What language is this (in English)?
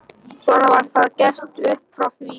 Icelandic